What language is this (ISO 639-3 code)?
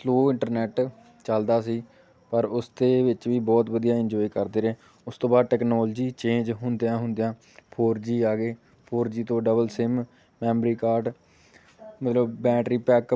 pan